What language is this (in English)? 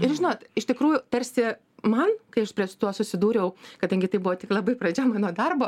Lithuanian